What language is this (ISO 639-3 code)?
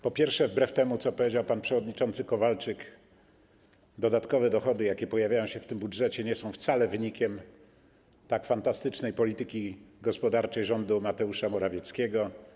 pol